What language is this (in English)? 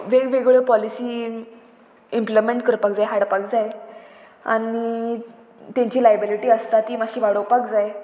Konkani